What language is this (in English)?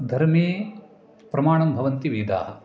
Sanskrit